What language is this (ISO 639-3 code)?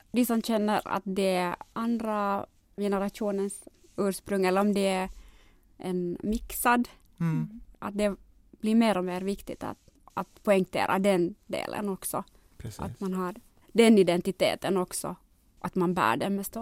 swe